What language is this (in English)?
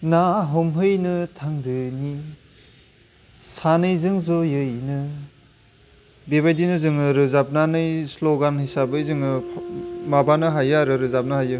Bodo